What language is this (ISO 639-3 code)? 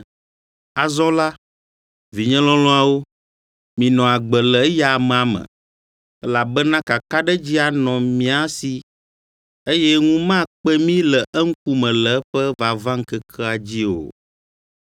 ewe